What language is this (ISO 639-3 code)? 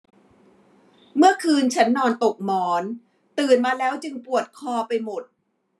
tha